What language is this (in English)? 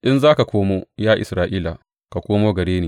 Hausa